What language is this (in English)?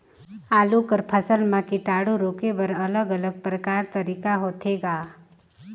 Chhattisgarhi